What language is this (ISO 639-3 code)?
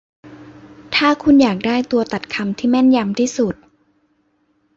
tha